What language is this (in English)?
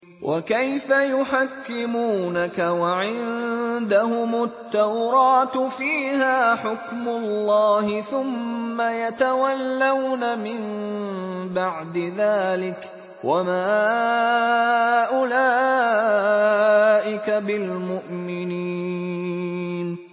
Arabic